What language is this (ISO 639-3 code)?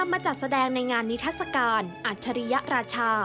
tha